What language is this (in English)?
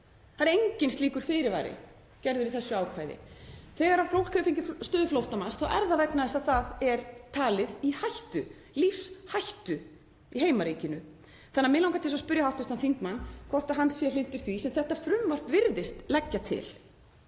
Icelandic